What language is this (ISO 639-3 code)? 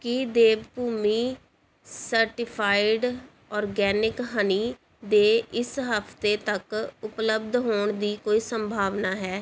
pan